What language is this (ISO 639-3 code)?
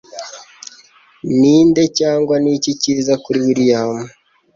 kin